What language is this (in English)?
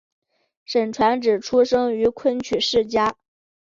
Chinese